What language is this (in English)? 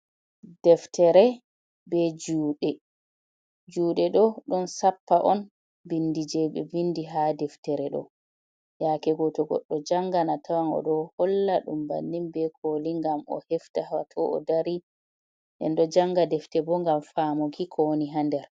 Fula